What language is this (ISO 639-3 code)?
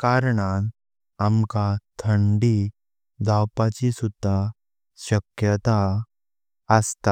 kok